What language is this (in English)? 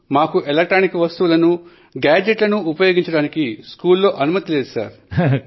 Telugu